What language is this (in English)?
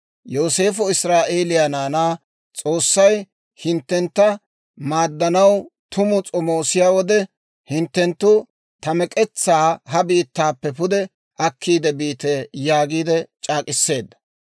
Dawro